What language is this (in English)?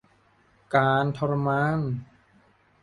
Thai